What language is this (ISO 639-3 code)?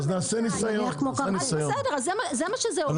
heb